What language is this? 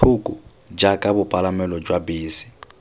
Tswana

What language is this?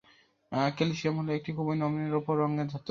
Bangla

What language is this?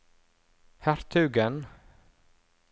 Norwegian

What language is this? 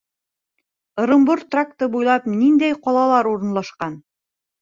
Bashkir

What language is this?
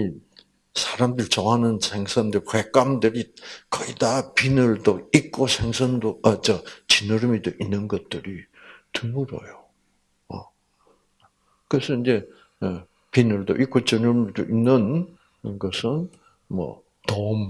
Korean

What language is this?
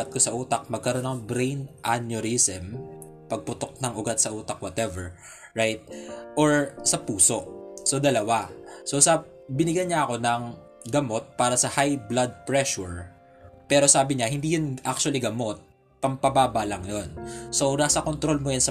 Filipino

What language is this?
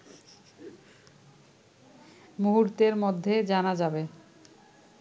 Bangla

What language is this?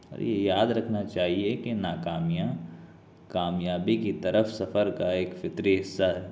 Urdu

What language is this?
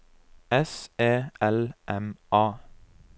Norwegian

